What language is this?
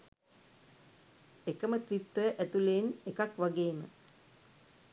Sinhala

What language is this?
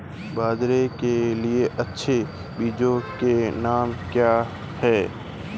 Hindi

